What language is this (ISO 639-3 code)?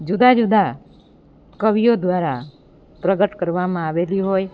guj